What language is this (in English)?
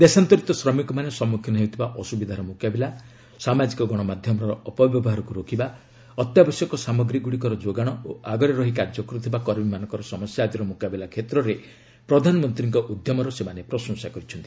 Odia